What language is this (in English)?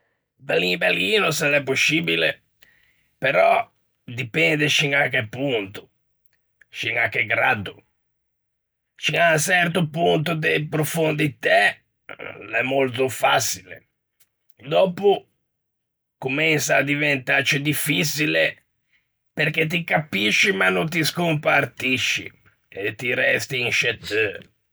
Ligurian